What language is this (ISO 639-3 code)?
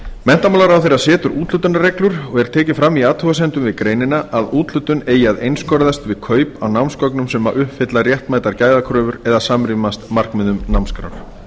isl